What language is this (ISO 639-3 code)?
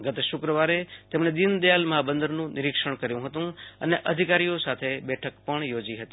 guj